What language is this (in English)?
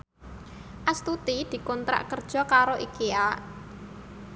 Javanese